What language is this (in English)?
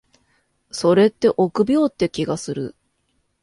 Japanese